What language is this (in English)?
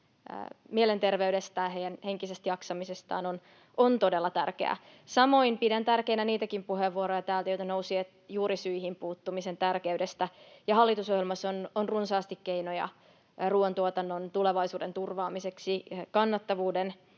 Finnish